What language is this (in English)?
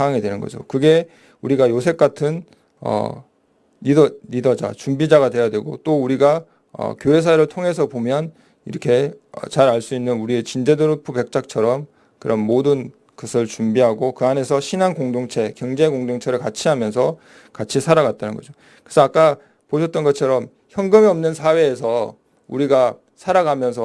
Korean